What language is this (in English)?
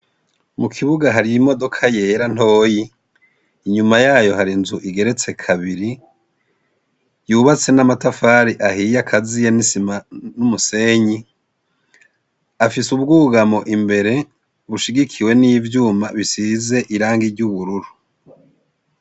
Rundi